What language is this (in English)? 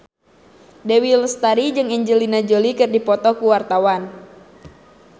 Sundanese